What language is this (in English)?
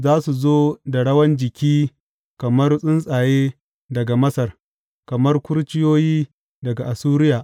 Hausa